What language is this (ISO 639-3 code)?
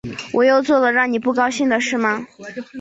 zho